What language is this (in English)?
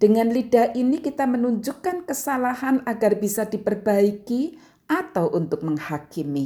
Indonesian